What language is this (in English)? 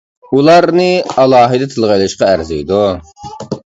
Uyghur